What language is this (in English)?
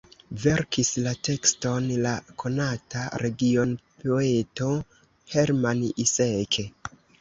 Esperanto